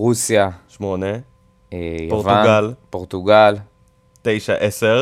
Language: Hebrew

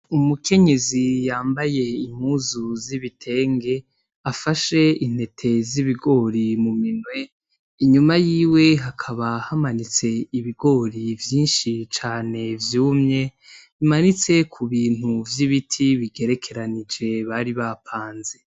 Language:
Rundi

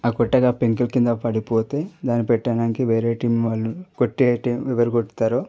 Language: Telugu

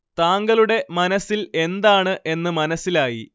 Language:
Malayalam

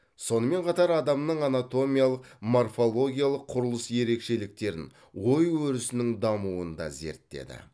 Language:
Kazakh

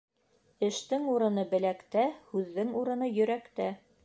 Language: Bashkir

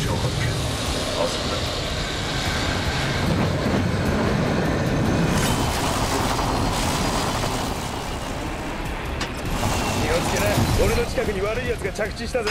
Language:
Japanese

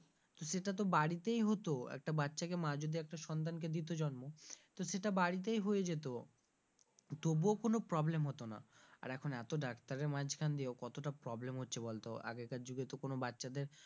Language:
Bangla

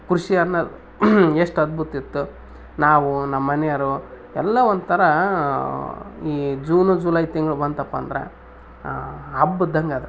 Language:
Kannada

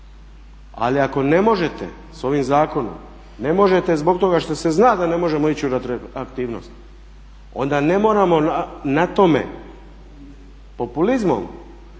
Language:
Croatian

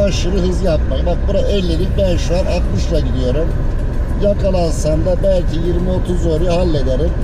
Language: Turkish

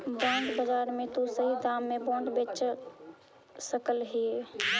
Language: Magahi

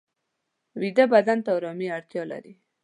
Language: Pashto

